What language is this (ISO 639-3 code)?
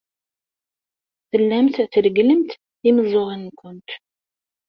kab